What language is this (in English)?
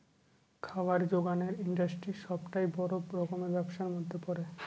Bangla